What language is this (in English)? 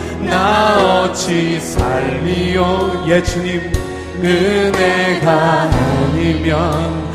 Korean